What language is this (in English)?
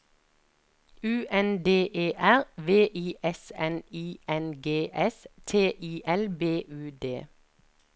Norwegian